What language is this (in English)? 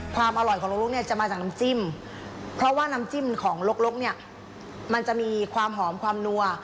Thai